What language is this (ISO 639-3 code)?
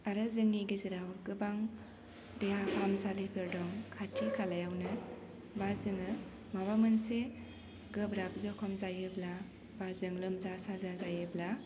brx